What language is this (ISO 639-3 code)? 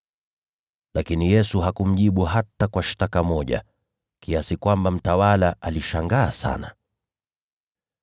swa